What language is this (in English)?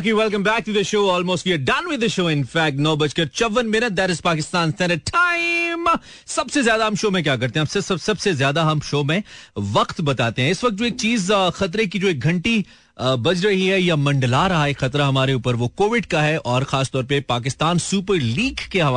Hindi